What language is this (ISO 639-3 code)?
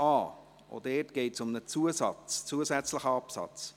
gsw